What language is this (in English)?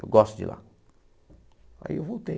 Portuguese